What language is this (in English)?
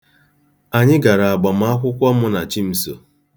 Igbo